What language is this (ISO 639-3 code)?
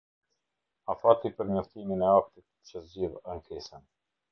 sqi